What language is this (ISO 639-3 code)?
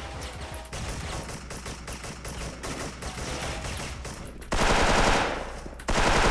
kor